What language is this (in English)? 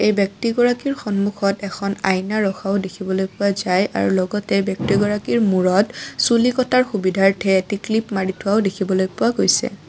Assamese